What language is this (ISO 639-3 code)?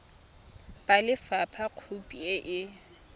tsn